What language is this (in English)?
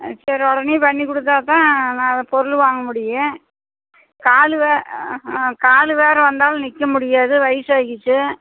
Tamil